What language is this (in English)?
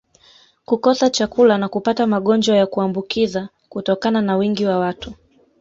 Swahili